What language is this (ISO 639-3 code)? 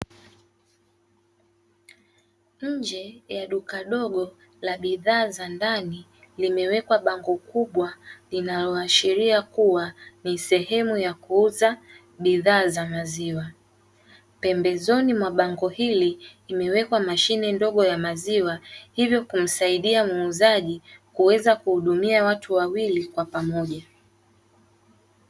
swa